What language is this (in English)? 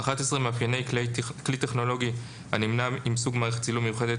Hebrew